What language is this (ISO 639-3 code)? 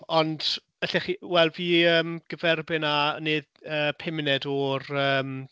cym